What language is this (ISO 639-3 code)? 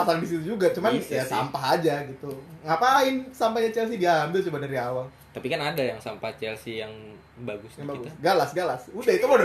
ind